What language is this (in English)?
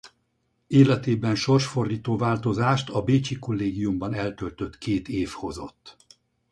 Hungarian